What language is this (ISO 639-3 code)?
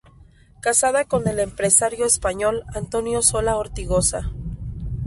spa